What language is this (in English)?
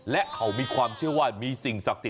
Thai